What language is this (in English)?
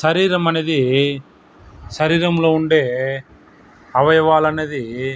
Telugu